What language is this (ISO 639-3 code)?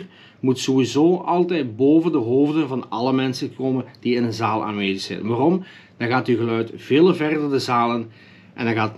nld